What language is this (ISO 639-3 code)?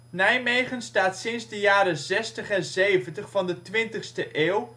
nld